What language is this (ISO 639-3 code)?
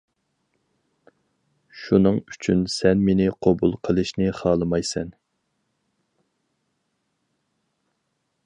uig